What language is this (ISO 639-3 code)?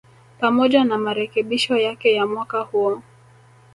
swa